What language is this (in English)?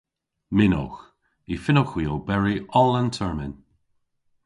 Cornish